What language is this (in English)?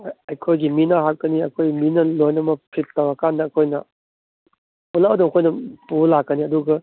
Manipuri